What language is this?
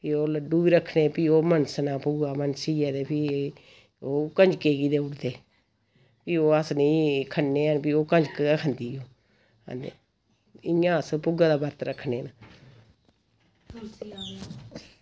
Dogri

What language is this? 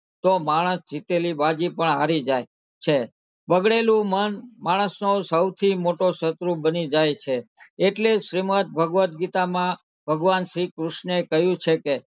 Gujarati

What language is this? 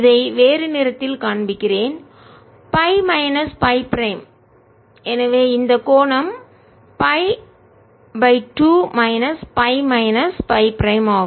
Tamil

